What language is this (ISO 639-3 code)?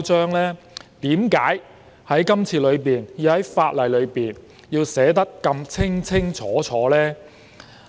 yue